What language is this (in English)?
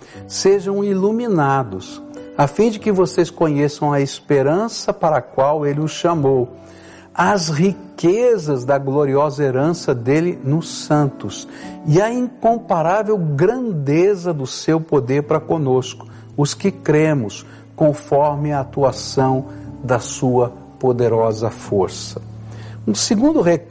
Portuguese